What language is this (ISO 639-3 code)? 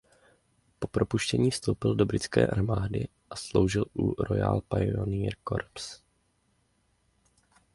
ces